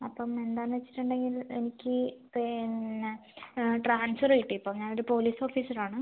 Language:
Malayalam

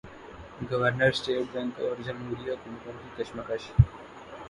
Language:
Urdu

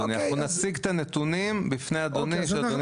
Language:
Hebrew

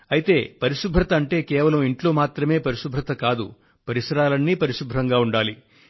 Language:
Telugu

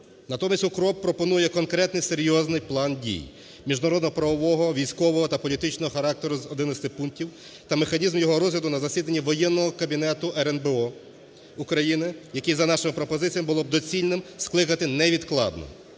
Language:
Ukrainian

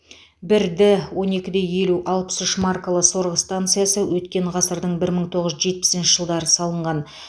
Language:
Kazakh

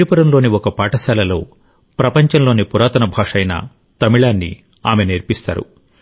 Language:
Telugu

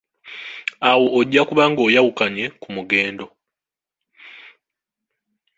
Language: Ganda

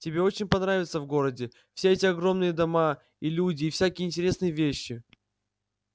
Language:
Russian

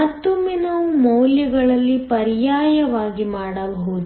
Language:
Kannada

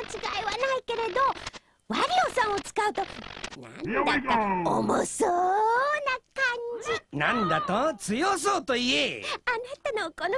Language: Japanese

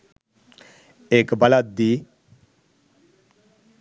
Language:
Sinhala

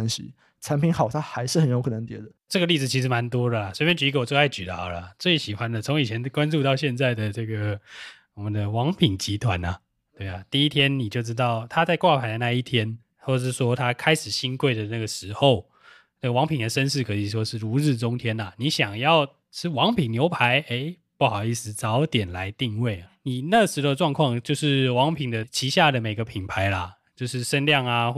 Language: Chinese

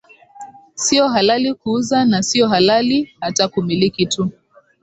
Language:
Swahili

